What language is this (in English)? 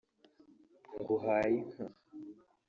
Kinyarwanda